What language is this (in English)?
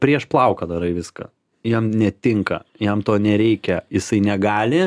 Lithuanian